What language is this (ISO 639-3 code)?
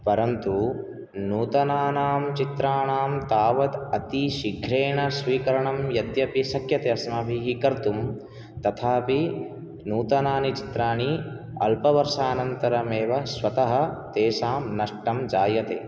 san